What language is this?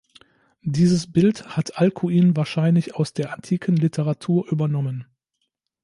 German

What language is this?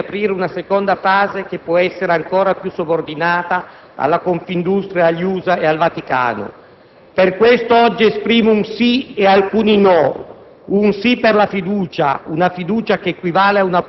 Italian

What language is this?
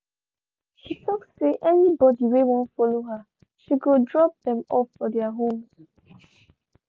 Nigerian Pidgin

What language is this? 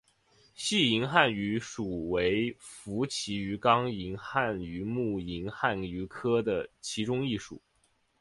Chinese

